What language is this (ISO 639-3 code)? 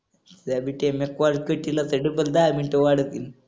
mar